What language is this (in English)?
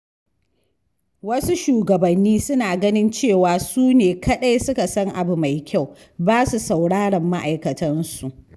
Hausa